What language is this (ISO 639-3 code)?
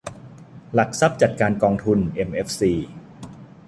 tha